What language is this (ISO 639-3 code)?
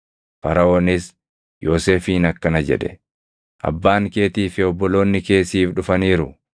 orm